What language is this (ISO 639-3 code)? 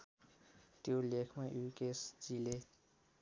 nep